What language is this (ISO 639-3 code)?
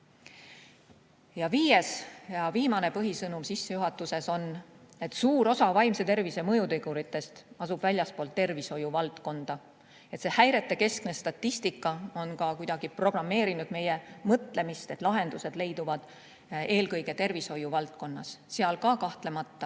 est